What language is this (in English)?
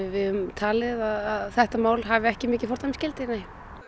Icelandic